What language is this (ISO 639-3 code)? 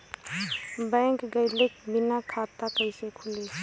bho